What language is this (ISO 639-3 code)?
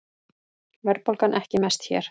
isl